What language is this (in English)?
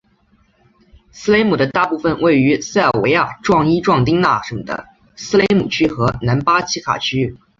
Chinese